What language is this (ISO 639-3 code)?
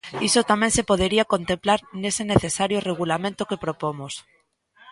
glg